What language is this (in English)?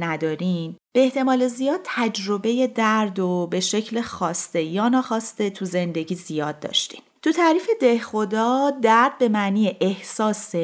Persian